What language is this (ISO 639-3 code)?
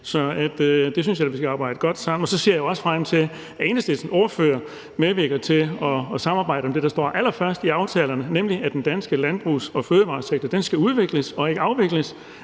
dan